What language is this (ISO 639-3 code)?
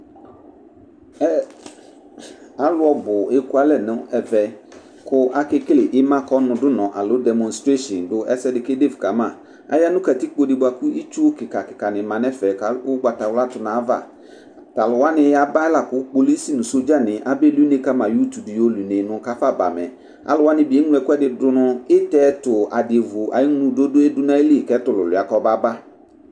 kpo